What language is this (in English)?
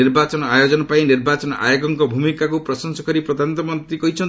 Odia